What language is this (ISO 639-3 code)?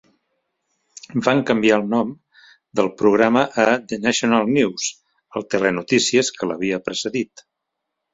cat